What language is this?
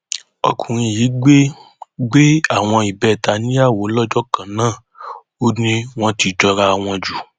Yoruba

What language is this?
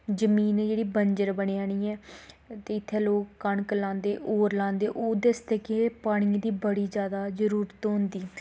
Dogri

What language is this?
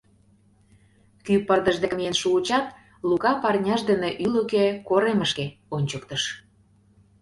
Mari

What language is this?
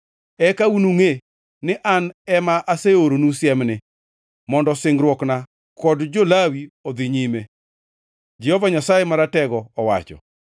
Luo (Kenya and Tanzania)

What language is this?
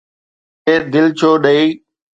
Sindhi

